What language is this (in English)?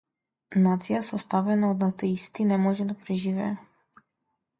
Macedonian